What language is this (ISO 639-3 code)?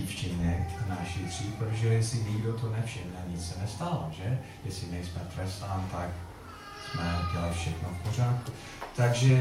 ces